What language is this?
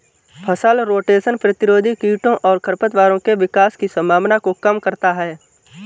Hindi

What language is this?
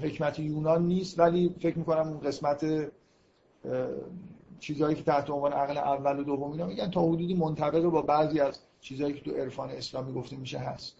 Persian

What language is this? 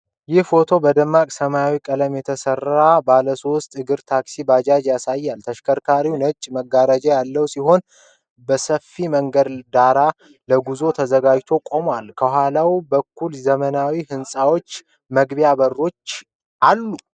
Amharic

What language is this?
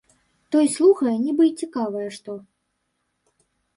Belarusian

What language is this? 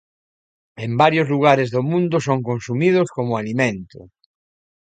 Galician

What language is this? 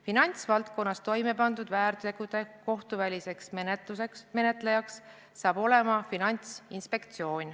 Estonian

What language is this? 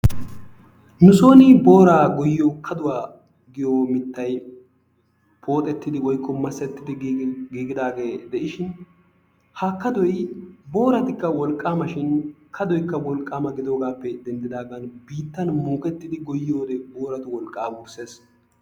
Wolaytta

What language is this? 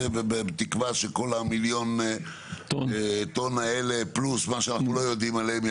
Hebrew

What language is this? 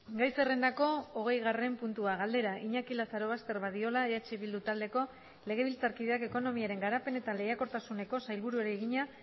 Basque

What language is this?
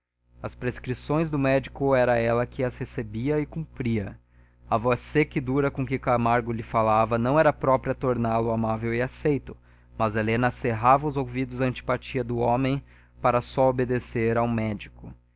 Portuguese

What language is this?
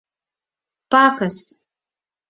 Mari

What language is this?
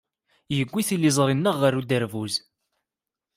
Kabyle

